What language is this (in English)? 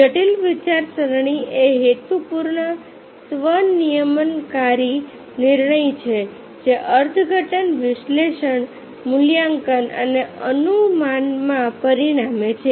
Gujarati